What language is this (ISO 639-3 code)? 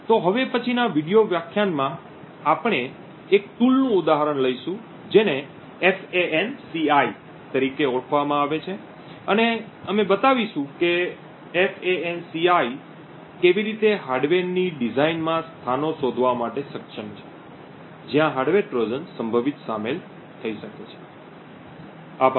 guj